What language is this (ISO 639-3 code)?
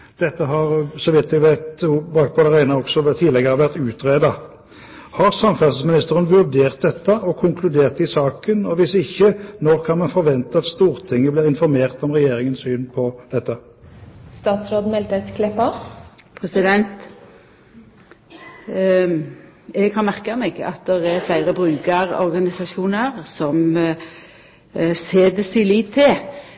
nor